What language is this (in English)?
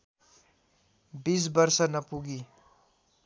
Nepali